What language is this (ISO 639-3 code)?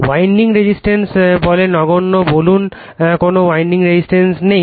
ben